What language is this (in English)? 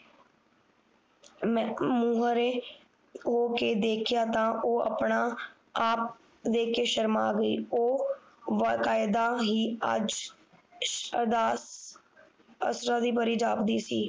Punjabi